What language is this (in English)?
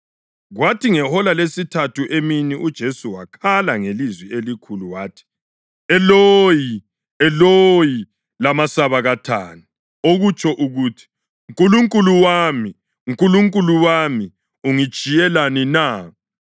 North Ndebele